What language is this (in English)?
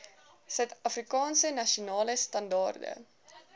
Afrikaans